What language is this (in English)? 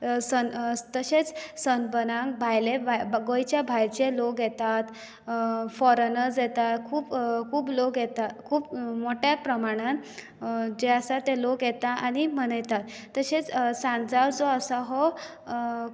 Konkani